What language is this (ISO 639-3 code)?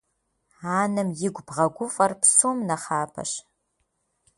kbd